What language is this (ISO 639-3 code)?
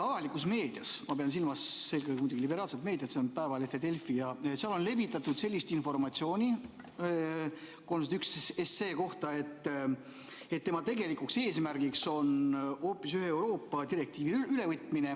est